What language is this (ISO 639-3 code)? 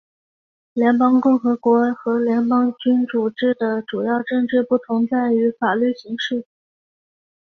zho